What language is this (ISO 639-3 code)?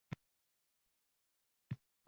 uzb